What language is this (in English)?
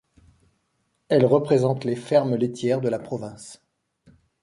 French